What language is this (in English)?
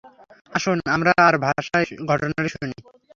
Bangla